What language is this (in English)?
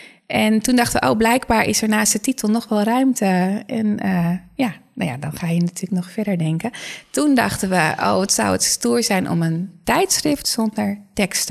Dutch